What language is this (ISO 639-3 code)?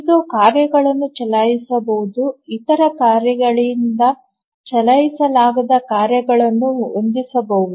kan